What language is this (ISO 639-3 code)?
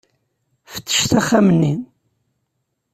kab